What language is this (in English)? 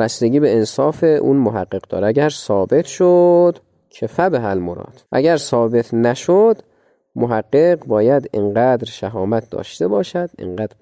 Persian